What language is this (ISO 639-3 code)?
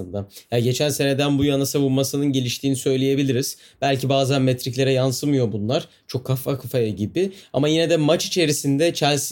tur